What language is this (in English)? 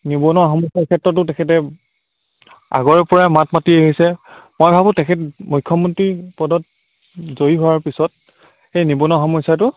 Assamese